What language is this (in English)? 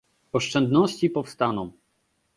Polish